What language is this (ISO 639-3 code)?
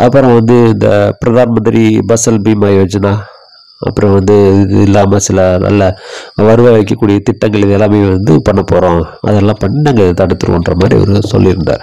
tam